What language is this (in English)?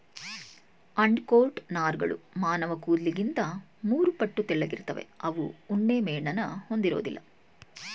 Kannada